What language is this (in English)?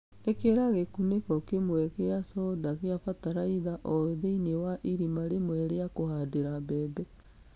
Kikuyu